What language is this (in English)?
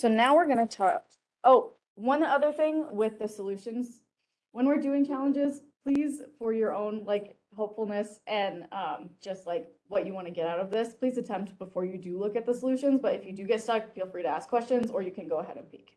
English